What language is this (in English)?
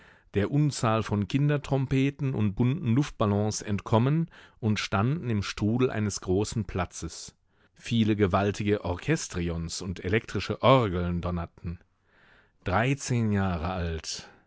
German